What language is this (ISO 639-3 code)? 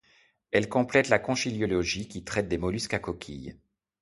fra